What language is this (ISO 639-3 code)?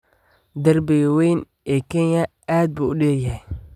som